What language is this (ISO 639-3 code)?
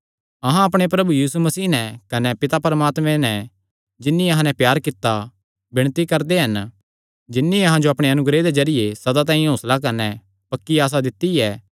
xnr